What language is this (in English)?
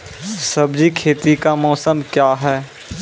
Maithili